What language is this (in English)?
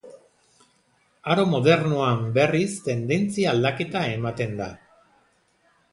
Basque